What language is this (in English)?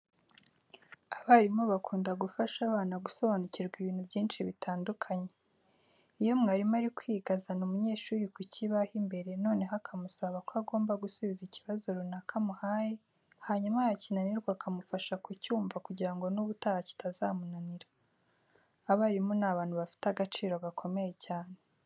Kinyarwanda